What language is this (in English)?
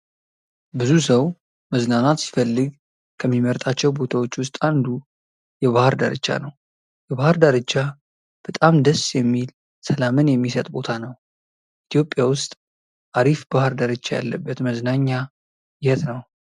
Amharic